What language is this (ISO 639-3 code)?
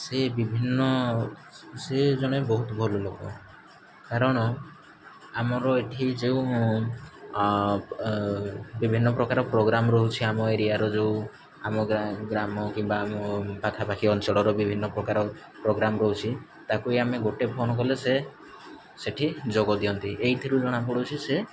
ori